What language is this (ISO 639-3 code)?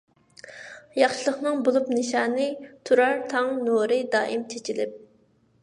uig